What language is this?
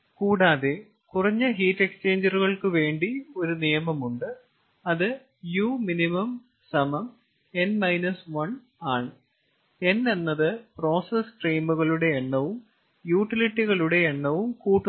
Malayalam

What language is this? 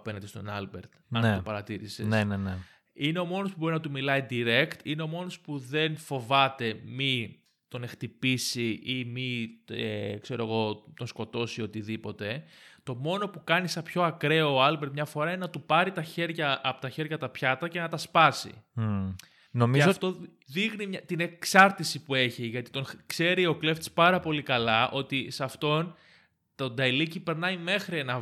Greek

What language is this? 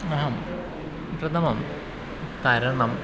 Sanskrit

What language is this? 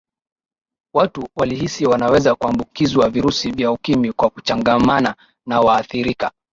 Swahili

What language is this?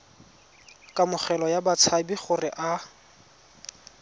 Tswana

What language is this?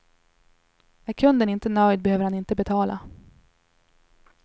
Swedish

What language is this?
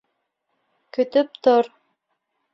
Bashkir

